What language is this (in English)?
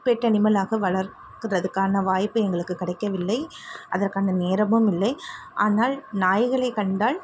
Tamil